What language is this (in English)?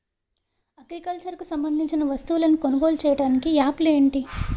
Telugu